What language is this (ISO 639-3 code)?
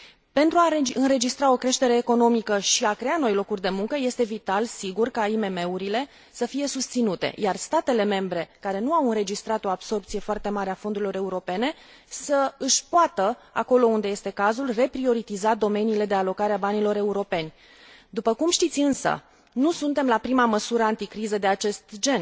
ron